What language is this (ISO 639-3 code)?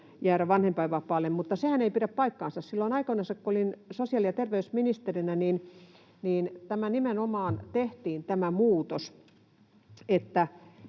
fin